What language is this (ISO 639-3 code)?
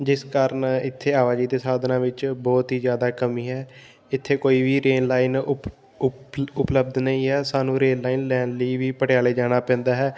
pan